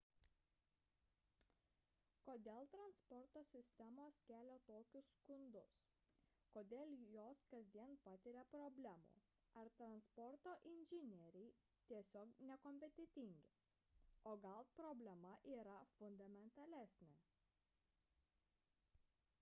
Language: Lithuanian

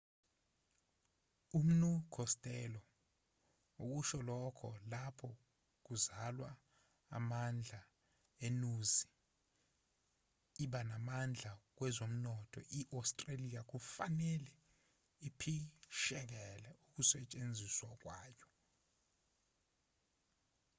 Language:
Zulu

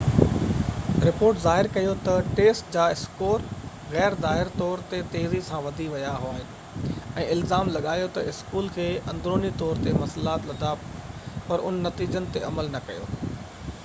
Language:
Sindhi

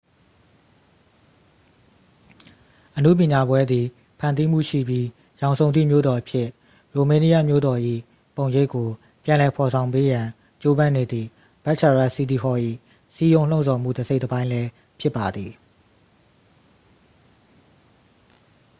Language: Burmese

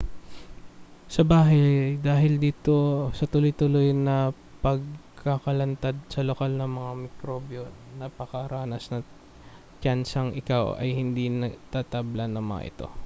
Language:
Filipino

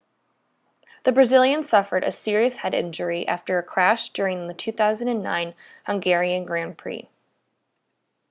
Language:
English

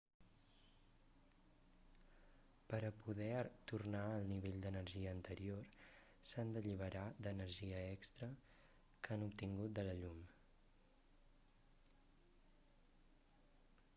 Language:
Catalan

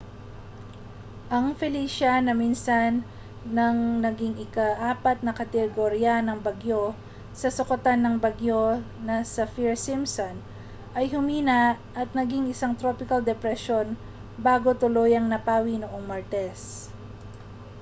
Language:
Filipino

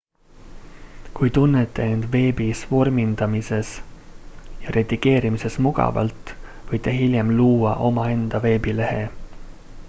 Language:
Estonian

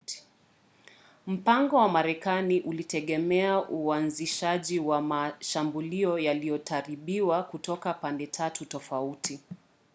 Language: Swahili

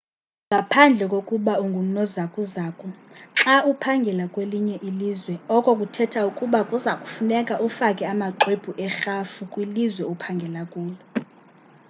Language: Xhosa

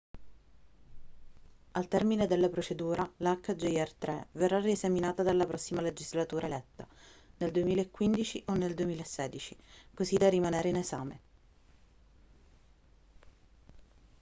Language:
Italian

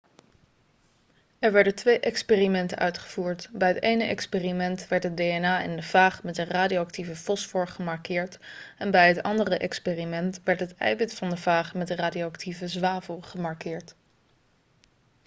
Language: Dutch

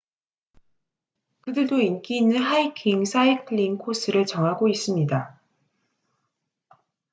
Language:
Korean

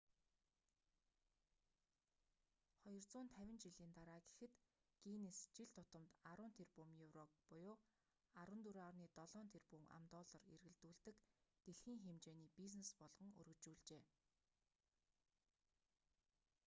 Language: Mongolian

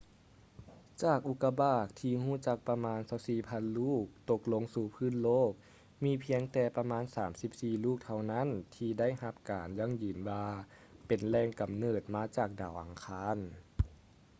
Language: Lao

